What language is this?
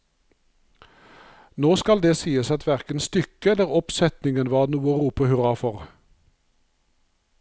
Norwegian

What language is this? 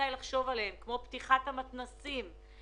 Hebrew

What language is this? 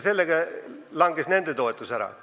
Estonian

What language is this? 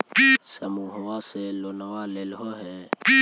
Magahi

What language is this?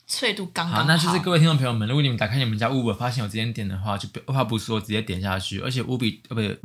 Chinese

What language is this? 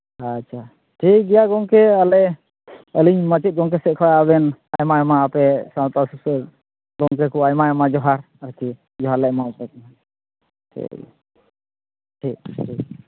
Santali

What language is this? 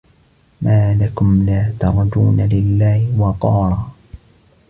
Arabic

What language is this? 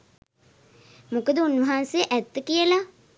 Sinhala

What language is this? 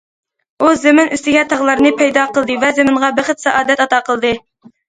Uyghur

